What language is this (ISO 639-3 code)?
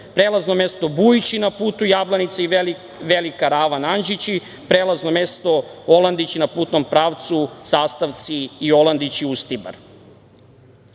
srp